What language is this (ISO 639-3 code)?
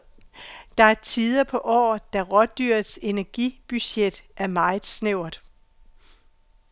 dan